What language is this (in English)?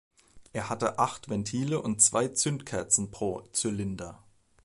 German